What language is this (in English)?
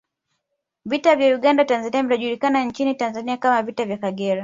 Swahili